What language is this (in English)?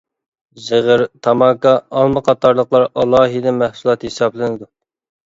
Uyghur